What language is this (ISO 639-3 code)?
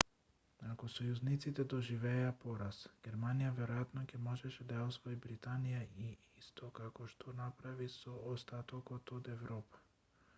mkd